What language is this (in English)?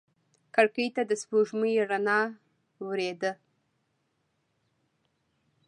Pashto